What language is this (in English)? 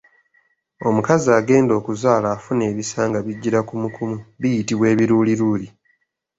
Ganda